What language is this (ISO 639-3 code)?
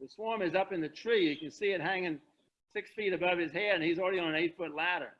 eng